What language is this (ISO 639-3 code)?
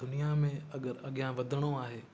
snd